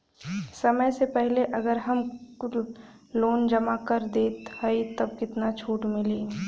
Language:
Bhojpuri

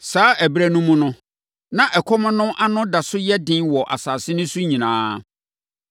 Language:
Akan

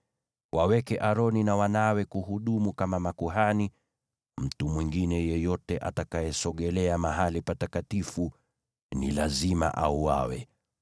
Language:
Swahili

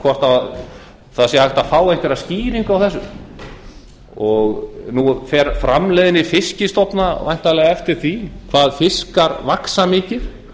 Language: Icelandic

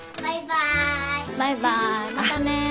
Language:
Japanese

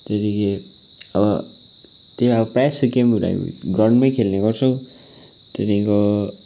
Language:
Nepali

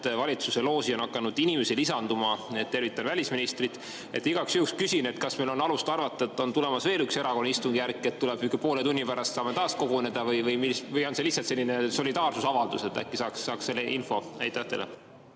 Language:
Estonian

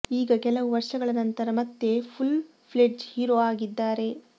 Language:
Kannada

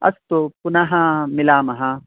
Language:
Sanskrit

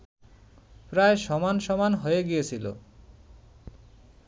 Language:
Bangla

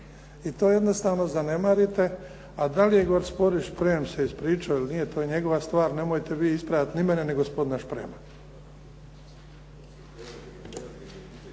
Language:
Croatian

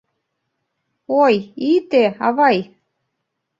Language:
Mari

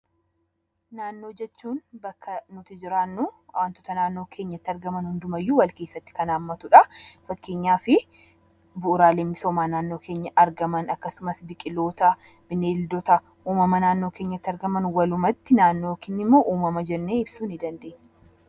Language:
Oromo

